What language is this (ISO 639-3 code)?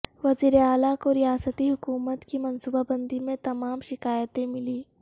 urd